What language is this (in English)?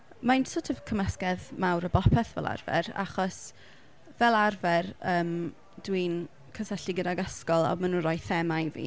Welsh